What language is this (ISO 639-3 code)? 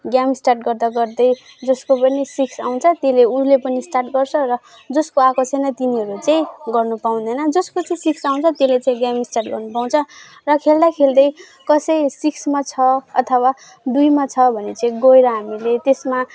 nep